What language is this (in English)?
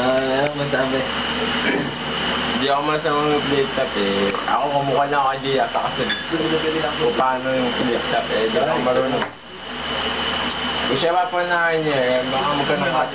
Filipino